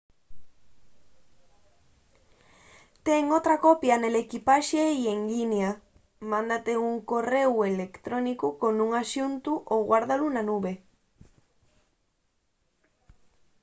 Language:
Asturian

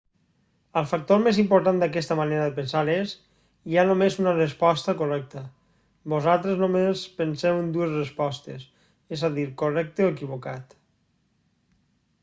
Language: Catalan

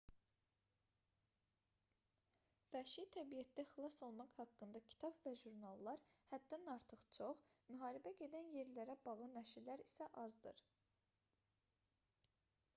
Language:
Azerbaijani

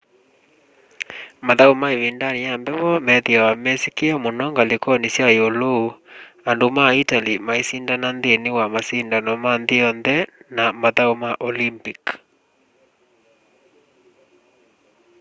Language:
Kamba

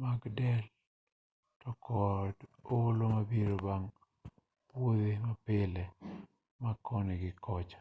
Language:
Luo (Kenya and Tanzania)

